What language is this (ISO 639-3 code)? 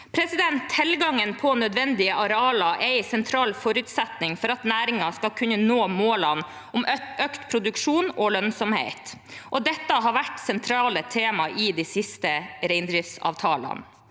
nor